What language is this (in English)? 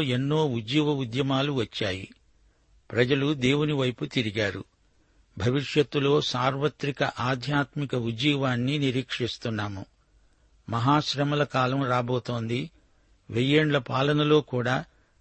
Telugu